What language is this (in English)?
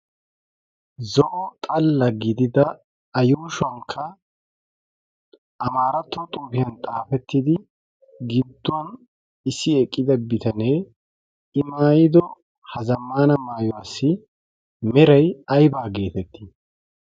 Wolaytta